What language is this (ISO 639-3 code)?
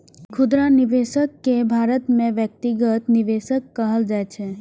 mai